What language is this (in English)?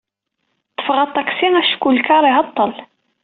Kabyle